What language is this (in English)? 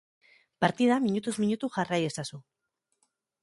Basque